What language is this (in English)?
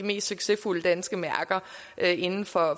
Danish